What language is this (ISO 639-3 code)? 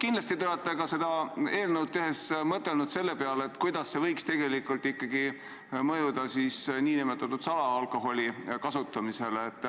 est